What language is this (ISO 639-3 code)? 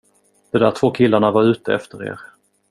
swe